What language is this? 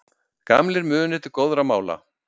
Icelandic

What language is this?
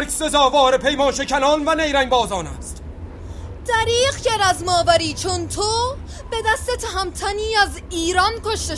Persian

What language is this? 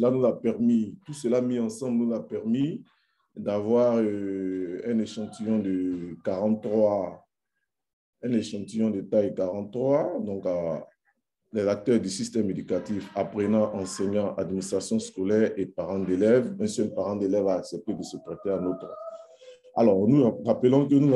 French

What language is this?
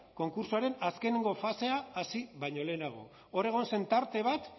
Basque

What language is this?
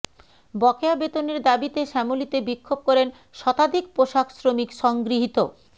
Bangla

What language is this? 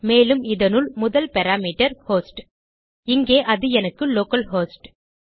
Tamil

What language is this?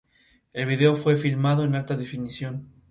Spanish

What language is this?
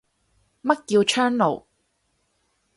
Cantonese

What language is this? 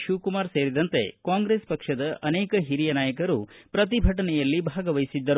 Kannada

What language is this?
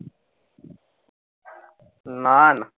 Bangla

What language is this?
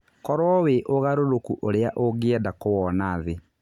Kikuyu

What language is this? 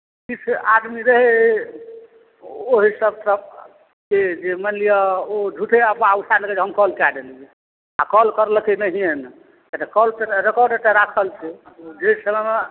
Maithili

